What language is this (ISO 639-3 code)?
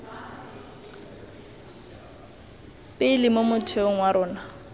tsn